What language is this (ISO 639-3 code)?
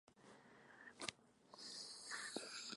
spa